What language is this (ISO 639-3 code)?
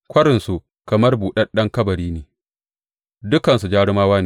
hau